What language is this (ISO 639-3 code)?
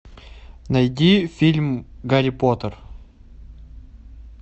rus